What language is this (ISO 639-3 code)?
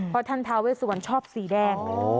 tha